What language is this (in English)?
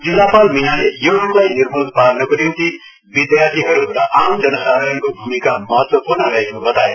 Nepali